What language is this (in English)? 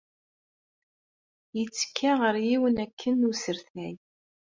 Kabyle